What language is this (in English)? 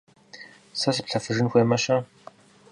Kabardian